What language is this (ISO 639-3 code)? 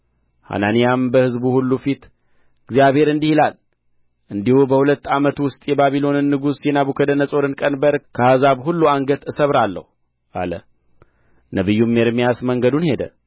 amh